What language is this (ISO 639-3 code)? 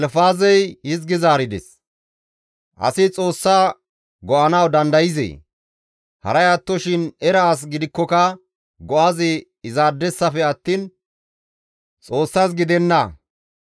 gmv